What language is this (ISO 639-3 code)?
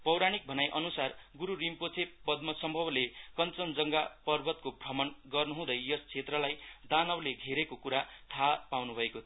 nep